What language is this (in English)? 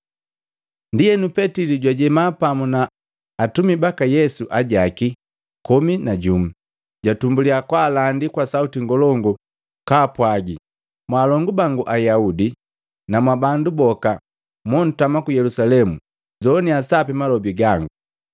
Matengo